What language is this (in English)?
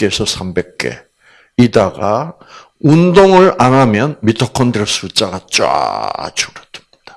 Korean